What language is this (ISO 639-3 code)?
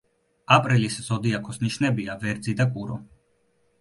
kat